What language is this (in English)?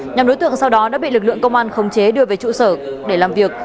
Vietnamese